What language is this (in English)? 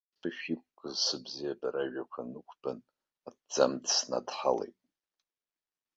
Abkhazian